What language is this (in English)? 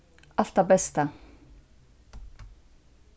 Faroese